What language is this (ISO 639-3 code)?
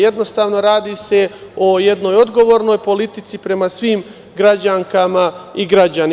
srp